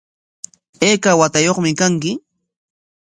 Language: Corongo Ancash Quechua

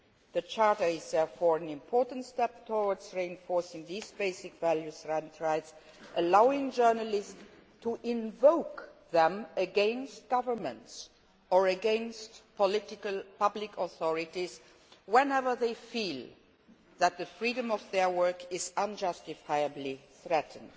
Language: English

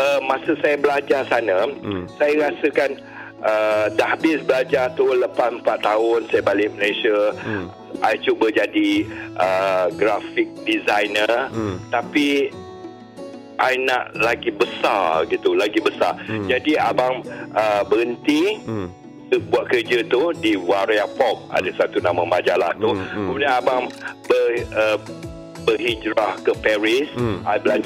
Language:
Malay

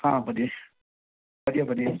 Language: Punjabi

